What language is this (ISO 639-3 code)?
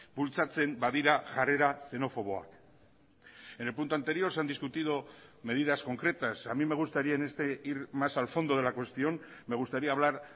spa